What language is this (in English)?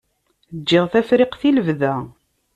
Kabyle